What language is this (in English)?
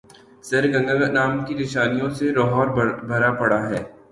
Urdu